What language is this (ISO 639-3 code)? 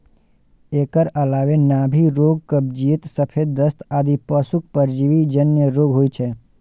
mai